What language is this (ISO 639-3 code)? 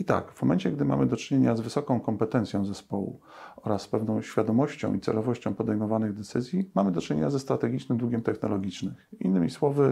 pol